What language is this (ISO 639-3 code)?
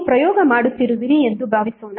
kan